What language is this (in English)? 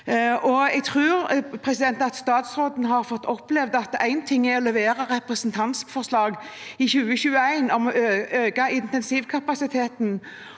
Norwegian